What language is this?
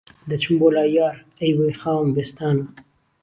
Central Kurdish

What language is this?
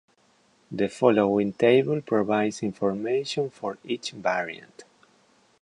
English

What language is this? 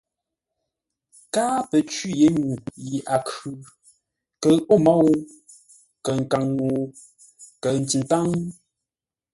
Ngombale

